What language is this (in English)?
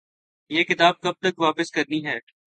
Urdu